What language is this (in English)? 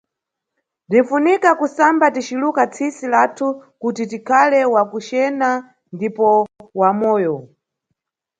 Nyungwe